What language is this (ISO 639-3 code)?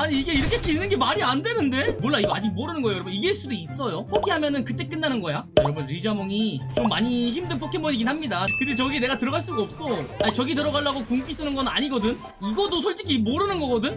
kor